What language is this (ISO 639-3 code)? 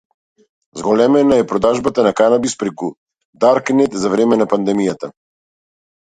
mkd